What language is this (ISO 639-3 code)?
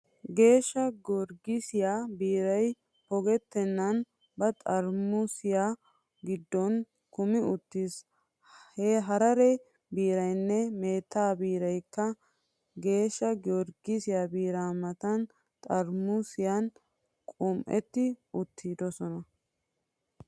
wal